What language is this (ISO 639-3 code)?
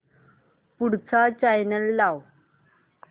mar